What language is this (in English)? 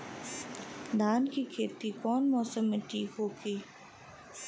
Bhojpuri